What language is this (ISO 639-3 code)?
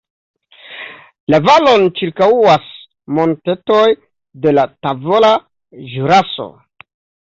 epo